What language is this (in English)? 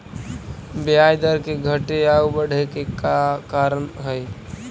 Magahi